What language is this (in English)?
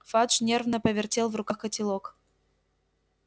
Russian